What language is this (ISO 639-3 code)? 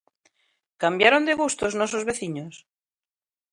glg